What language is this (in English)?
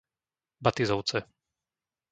Slovak